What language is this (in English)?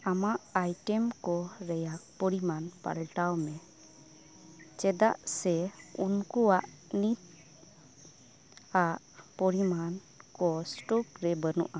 Santali